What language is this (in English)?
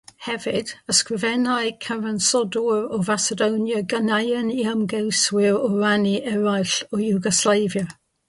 Welsh